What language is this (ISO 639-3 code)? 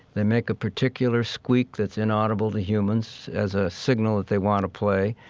eng